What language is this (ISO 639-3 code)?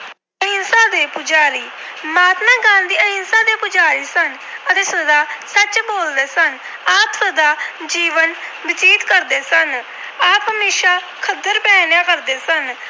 pan